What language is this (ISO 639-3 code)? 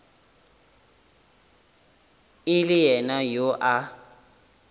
nso